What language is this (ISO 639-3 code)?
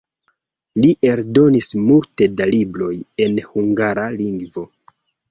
epo